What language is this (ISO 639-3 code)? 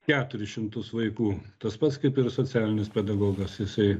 lit